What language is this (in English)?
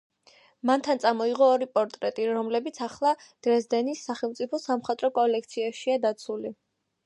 Georgian